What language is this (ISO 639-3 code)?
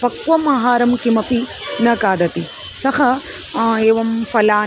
san